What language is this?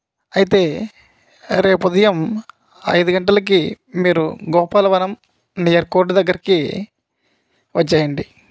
Telugu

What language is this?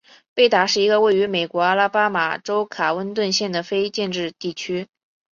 Chinese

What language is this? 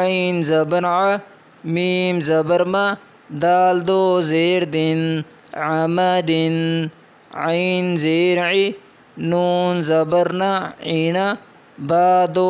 Indonesian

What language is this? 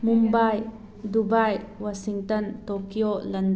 Manipuri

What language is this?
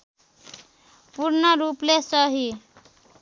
Nepali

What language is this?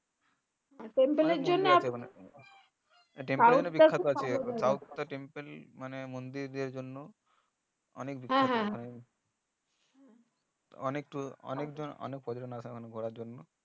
Bangla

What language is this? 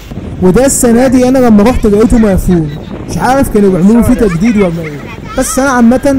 Arabic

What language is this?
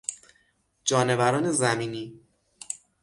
Persian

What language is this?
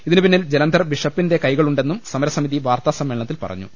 Malayalam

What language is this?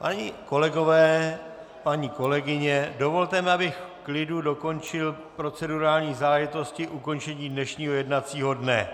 Czech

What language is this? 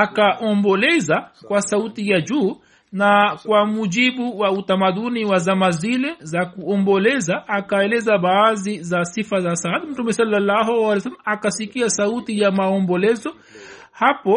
Swahili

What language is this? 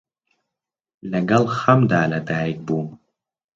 Central Kurdish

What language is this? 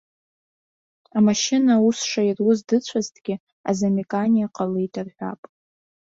Abkhazian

